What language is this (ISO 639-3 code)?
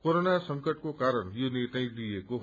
nep